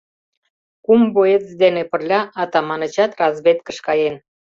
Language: Mari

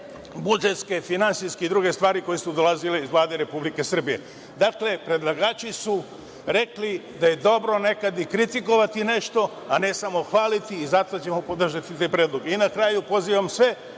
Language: Serbian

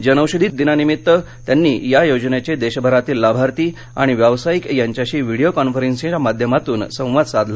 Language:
Marathi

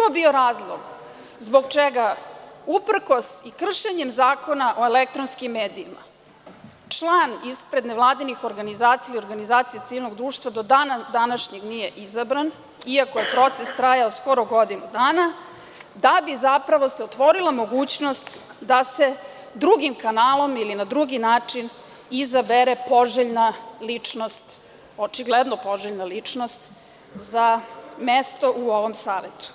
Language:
Serbian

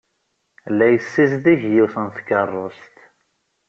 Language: Kabyle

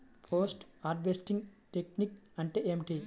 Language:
Telugu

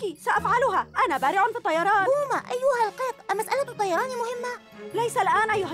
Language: Arabic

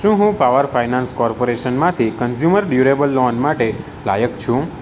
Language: Gujarati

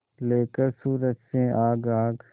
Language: Hindi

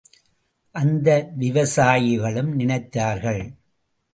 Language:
Tamil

